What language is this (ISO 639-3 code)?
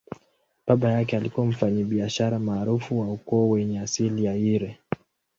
swa